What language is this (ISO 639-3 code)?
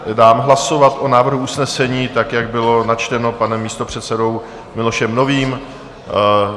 ces